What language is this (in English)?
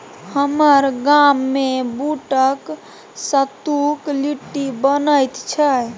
Maithili